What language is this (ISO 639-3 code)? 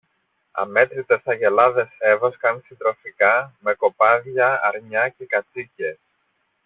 ell